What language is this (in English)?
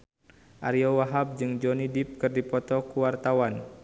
Sundanese